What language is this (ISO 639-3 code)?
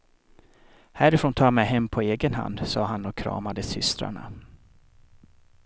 swe